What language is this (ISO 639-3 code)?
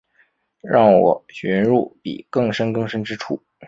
zho